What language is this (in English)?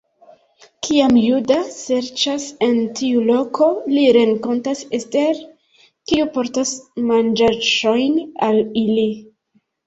Esperanto